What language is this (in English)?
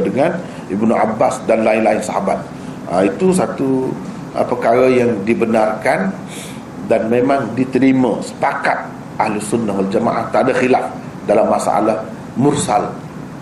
Malay